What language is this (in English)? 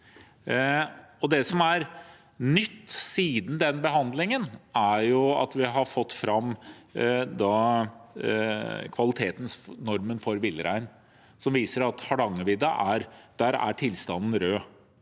Norwegian